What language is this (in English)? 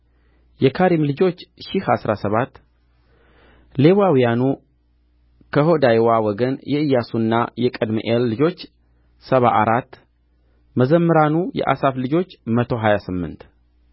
Amharic